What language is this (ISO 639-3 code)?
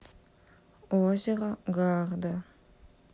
rus